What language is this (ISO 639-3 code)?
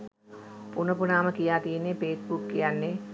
sin